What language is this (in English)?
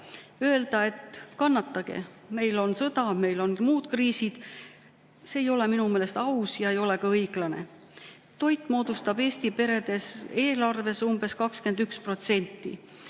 Estonian